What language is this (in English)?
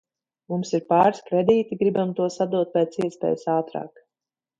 Latvian